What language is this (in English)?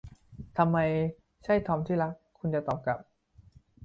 Thai